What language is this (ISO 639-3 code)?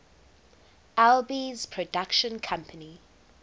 eng